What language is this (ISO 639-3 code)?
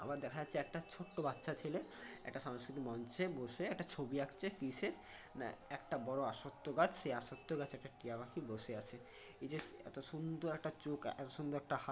ben